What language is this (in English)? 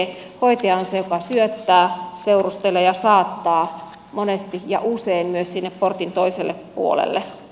Finnish